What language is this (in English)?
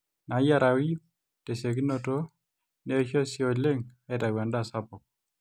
Masai